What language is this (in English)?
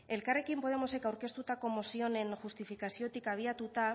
Basque